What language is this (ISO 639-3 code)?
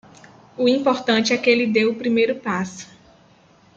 por